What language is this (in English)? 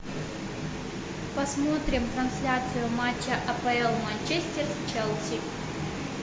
Russian